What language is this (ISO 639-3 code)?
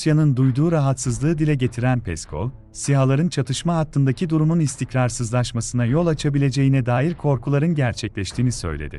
tur